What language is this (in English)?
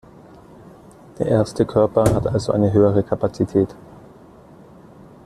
German